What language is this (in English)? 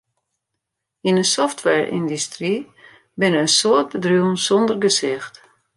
Western Frisian